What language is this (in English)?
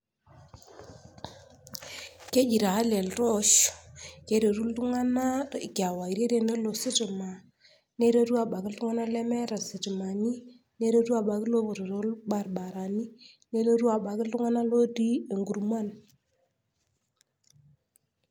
Masai